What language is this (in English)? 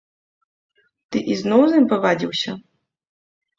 Belarusian